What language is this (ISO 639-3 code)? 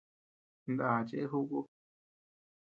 cux